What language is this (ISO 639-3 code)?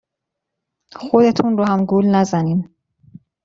fas